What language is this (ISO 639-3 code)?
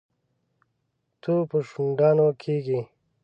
pus